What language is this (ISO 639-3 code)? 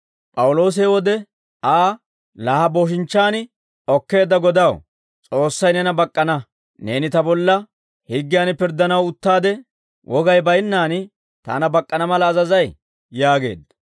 dwr